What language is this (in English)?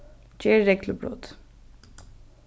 Faroese